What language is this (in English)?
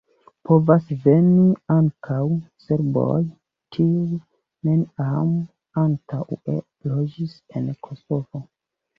Esperanto